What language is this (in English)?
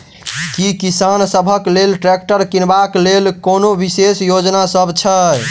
Maithili